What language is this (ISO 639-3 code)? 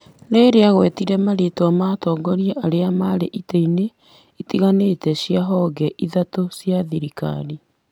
kik